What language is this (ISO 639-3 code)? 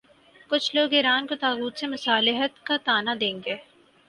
urd